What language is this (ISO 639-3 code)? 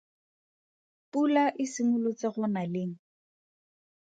tsn